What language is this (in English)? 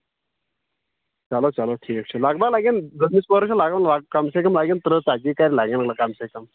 Kashmiri